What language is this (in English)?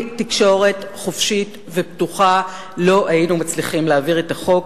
Hebrew